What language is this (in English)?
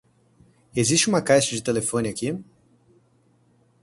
Portuguese